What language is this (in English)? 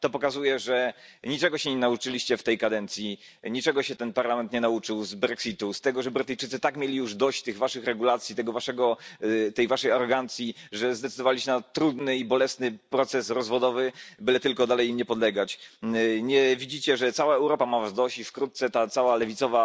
Polish